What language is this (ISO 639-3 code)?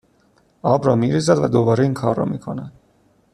fas